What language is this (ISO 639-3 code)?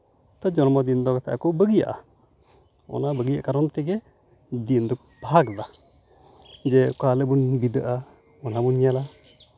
sat